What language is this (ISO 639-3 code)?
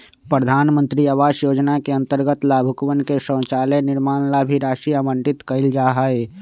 mag